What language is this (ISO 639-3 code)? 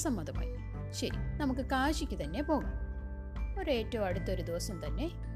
mal